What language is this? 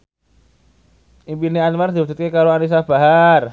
Javanese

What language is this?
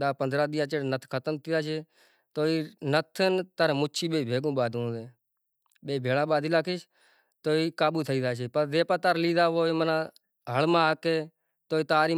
Kachi Koli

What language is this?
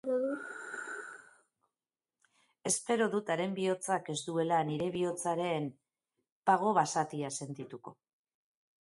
Basque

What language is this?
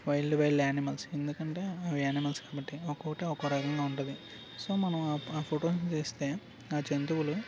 Telugu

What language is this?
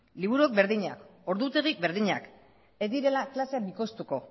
Basque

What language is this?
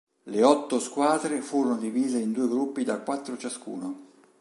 Italian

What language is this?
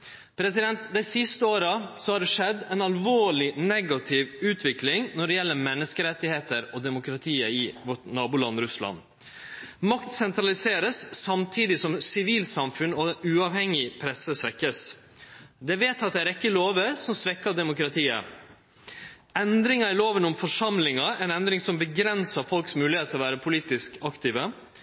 Norwegian Nynorsk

